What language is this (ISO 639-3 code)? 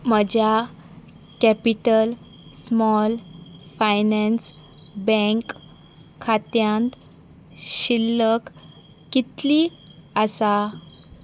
kok